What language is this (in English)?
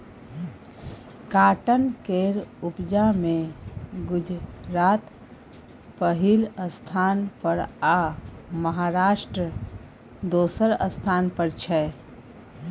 Maithili